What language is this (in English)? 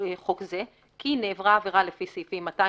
Hebrew